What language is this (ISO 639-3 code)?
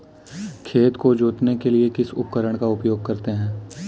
hin